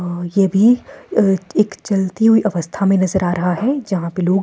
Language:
Hindi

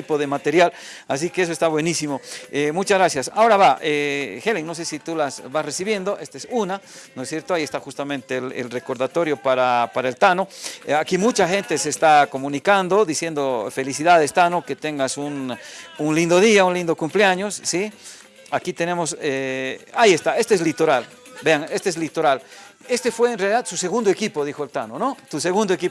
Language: Spanish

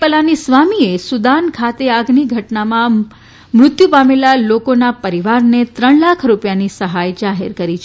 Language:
Gujarati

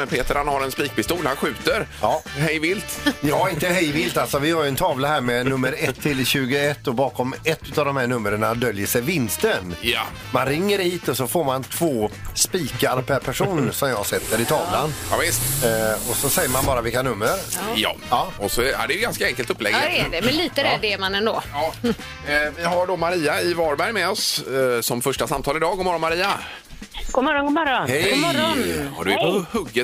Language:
Swedish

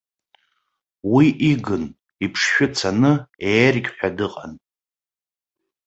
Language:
Abkhazian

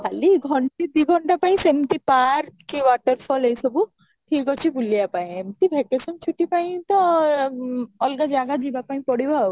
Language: Odia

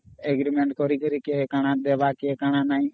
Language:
Odia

